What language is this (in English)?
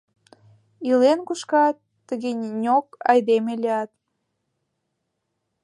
Mari